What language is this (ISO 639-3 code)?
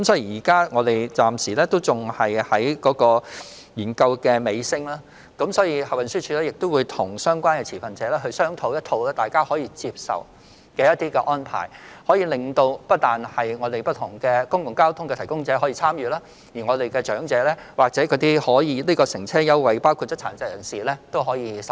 yue